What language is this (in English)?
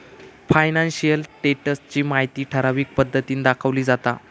Marathi